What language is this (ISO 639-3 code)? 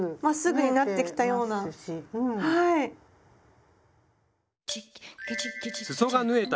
jpn